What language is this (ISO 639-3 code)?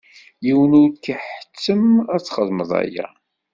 kab